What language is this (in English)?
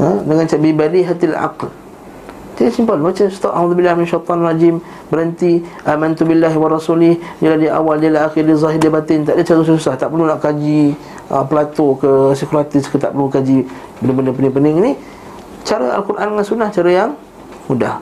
Malay